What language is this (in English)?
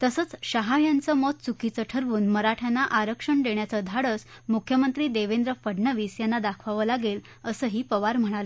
Marathi